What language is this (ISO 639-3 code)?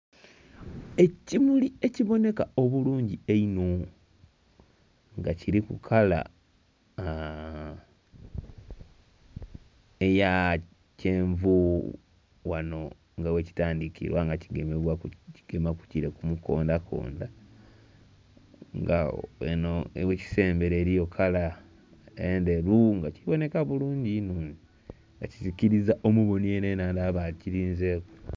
xog